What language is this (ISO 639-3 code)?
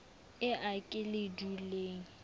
sot